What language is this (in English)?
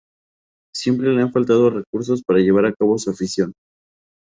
Spanish